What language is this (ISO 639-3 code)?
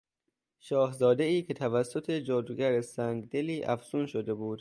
fas